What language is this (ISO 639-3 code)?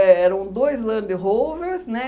por